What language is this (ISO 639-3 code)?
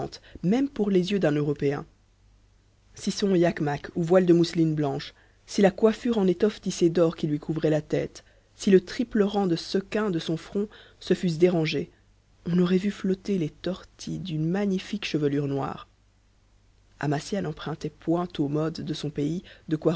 fra